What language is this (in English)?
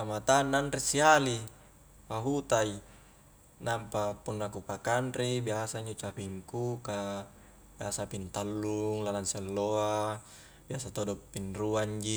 Highland Konjo